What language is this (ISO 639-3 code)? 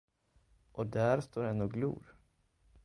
swe